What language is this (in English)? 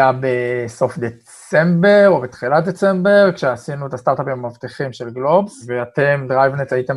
Hebrew